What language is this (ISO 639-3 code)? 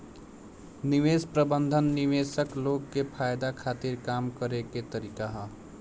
bho